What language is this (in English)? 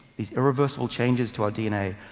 English